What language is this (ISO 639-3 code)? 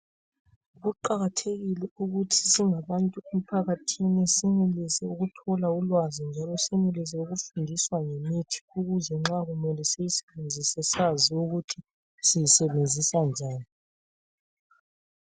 nde